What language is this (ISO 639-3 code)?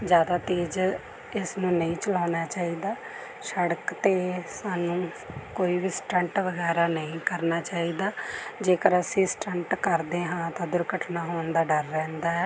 pan